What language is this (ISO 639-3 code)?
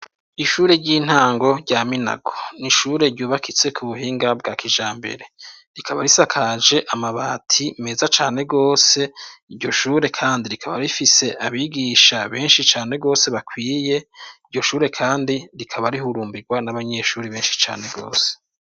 run